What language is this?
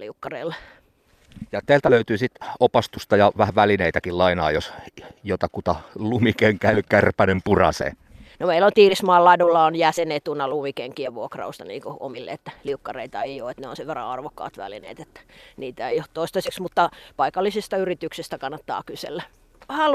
Finnish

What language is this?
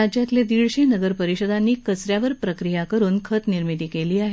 Marathi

